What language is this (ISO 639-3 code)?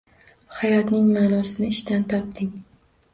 uzb